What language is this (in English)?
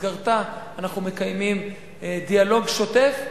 Hebrew